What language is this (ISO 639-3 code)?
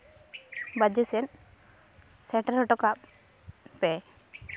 sat